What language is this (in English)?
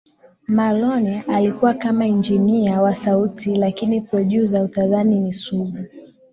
Swahili